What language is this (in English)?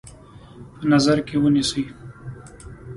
Pashto